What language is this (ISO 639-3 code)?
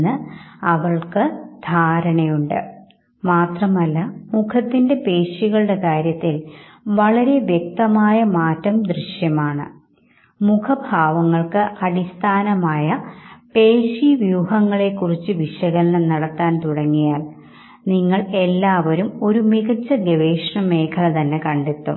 mal